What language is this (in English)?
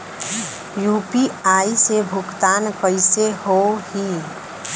Bhojpuri